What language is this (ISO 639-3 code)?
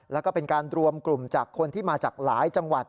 tha